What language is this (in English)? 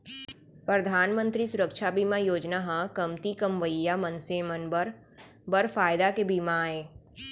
Chhattisgarhi